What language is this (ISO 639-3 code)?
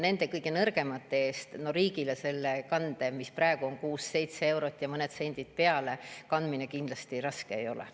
est